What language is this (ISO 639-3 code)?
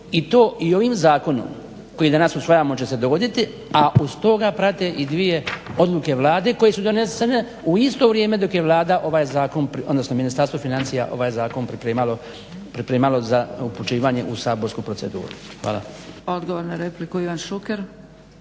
hrv